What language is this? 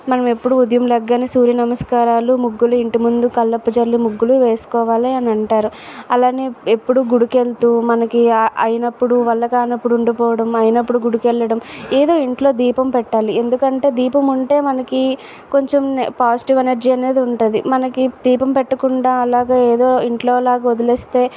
Telugu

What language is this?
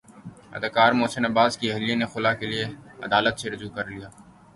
Urdu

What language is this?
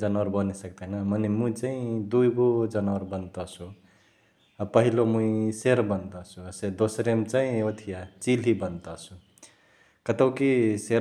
Chitwania Tharu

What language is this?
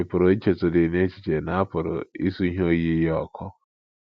Igbo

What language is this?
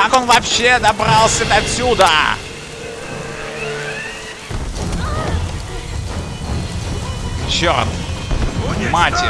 Russian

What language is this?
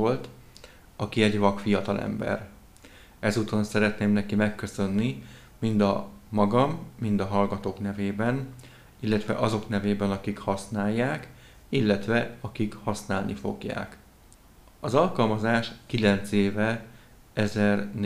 Hungarian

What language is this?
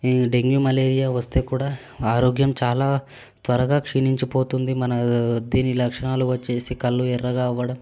Telugu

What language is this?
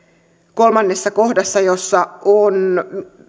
Finnish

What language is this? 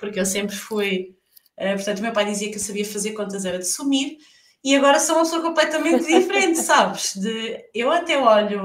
Portuguese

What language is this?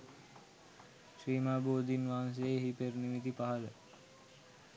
Sinhala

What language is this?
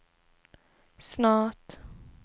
Swedish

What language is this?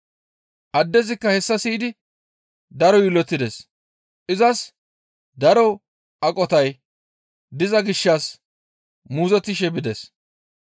Gamo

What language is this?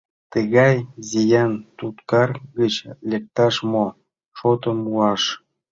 Mari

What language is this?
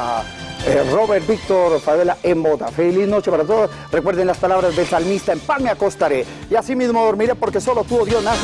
Spanish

